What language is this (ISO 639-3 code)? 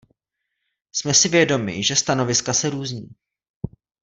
ces